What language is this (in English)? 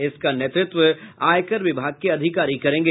Hindi